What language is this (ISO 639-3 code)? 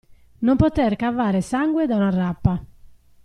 ita